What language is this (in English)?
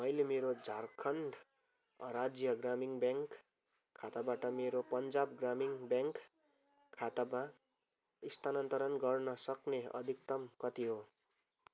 Nepali